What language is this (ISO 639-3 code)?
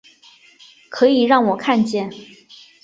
zho